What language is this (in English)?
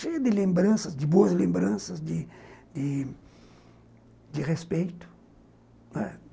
Portuguese